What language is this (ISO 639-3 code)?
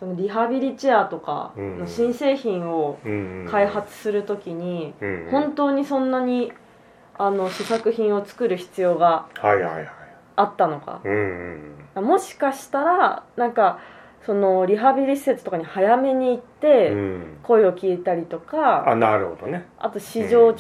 jpn